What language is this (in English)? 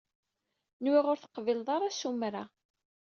Kabyle